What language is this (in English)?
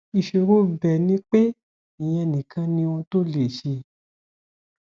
Yoruba